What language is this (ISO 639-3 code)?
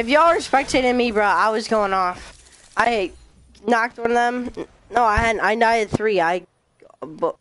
eng